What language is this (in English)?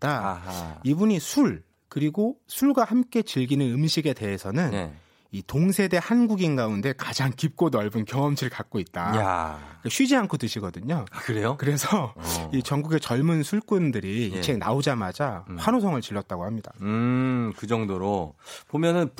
Korean